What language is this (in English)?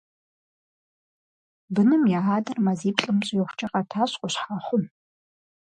Kabardian